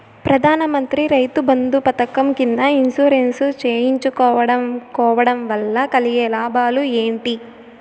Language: Telugu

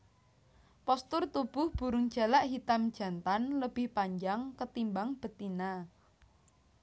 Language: Javanese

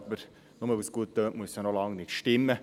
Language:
Swiss German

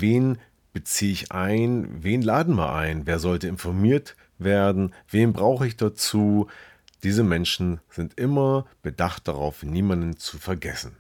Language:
German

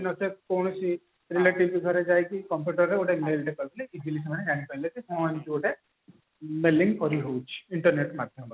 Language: Odia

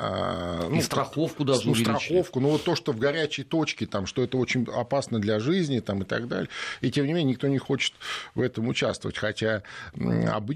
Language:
Russian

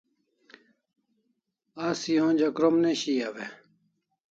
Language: Kalasha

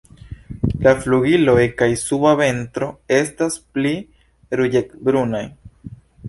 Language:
Esperanto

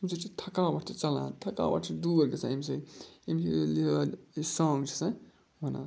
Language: Kashmiri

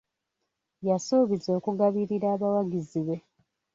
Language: Ganda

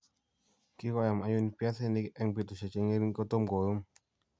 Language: Kalenjin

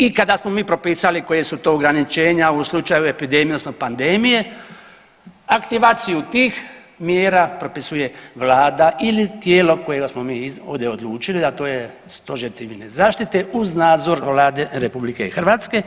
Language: Croatian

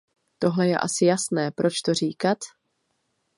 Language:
Czech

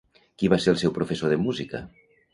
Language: Catalan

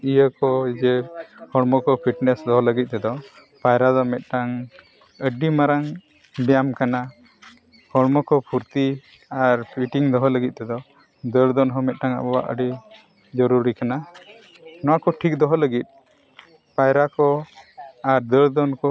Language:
Santali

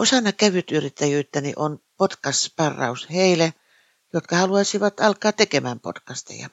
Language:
Finnish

